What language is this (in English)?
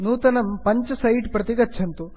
Sanskrit